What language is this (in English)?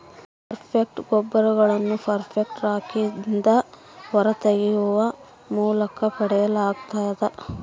Kannada